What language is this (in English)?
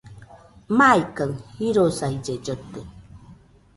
Nüpode Huitoto